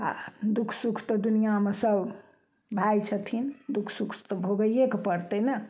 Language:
Maithili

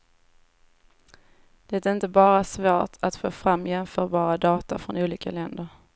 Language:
Swedish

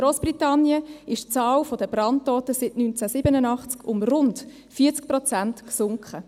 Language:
Swiss German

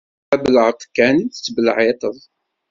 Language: Kabyle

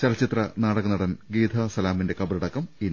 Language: Malayalam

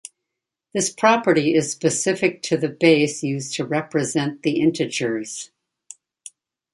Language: English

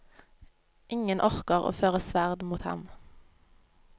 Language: Norwegian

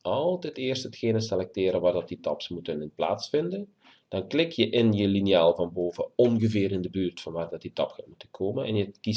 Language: Dutch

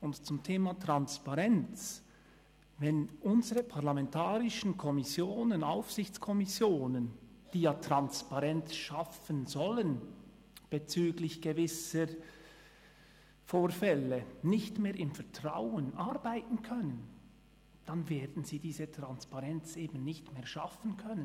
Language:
Swiss German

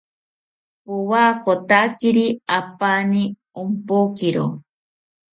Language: South Ucayali Ashéninka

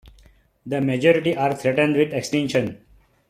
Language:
English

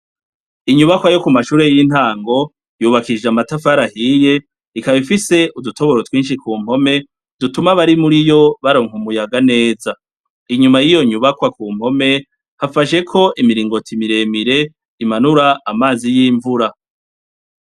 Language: Rundi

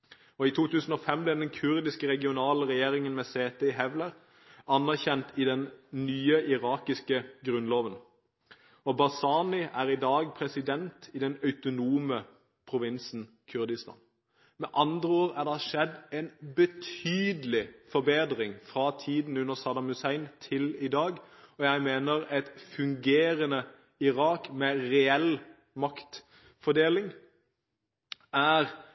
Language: Norwegian Bokmål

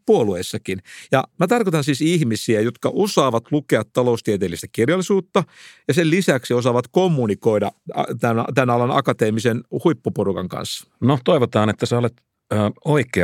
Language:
Finnish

